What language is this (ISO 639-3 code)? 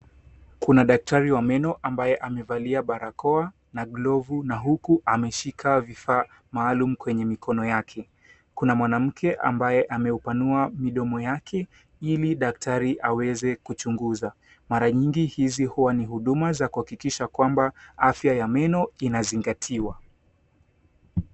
swa